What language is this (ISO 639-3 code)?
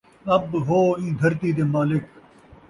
skr